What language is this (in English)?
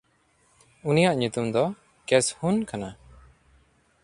Santali